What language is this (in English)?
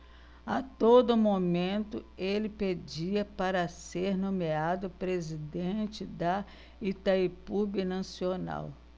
Portuguese